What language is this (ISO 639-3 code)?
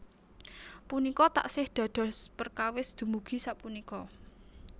jav